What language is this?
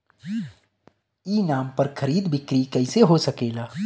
Bhojpuri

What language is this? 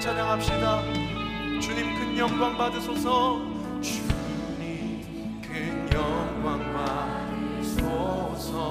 Korean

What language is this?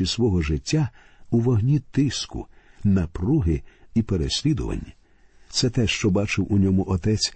Ukrainian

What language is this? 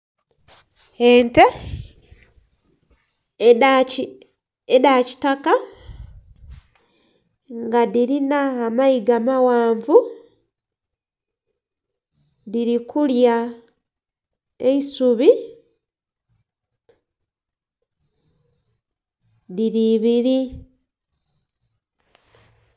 Soga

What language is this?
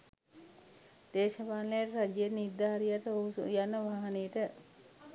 Sinhala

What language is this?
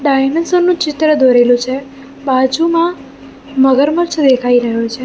Gujarati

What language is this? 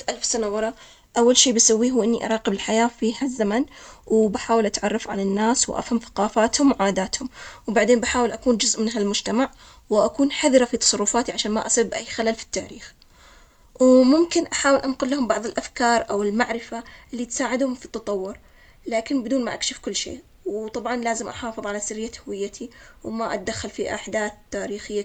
Omani Arabic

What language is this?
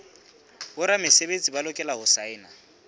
Southern Sotho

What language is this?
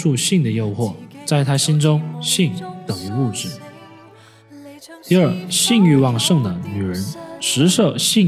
Chinese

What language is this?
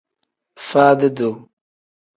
Tem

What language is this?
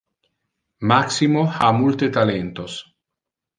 Interlingua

